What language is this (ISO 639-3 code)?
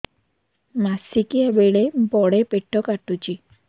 ori